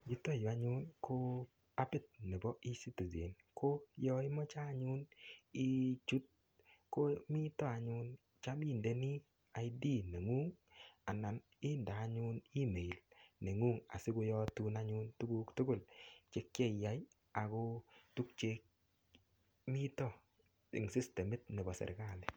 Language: Kalenjin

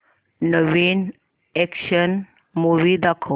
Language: Marathi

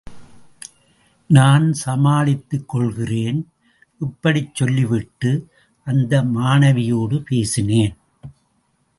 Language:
Tamil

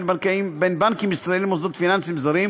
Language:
Hebrew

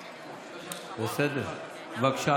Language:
Hebrew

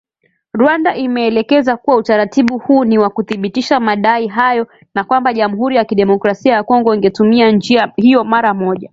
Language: Swahili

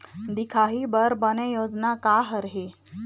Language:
Chhattisgarhi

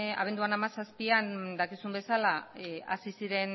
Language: Basque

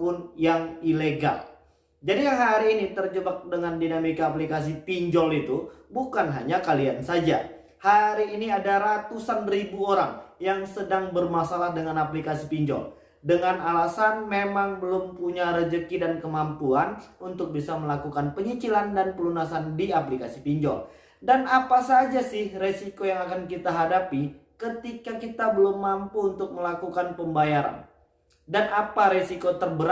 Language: Indonesian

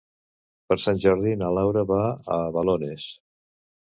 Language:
Catalan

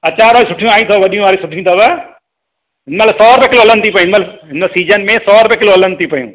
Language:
Sindhi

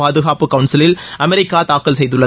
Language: Tamil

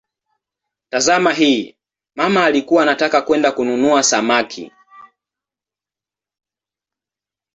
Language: Swahili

